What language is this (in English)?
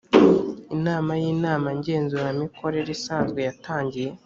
Kinyarwanda